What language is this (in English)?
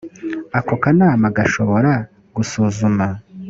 Kinyarwanda